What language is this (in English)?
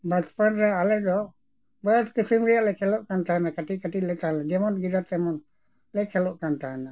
Santali